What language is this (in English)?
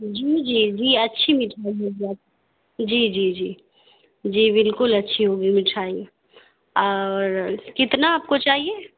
Urdu